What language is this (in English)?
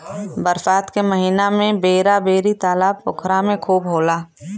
Bhojpuri